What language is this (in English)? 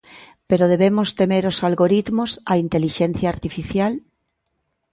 Galician